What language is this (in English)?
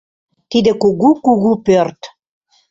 Mari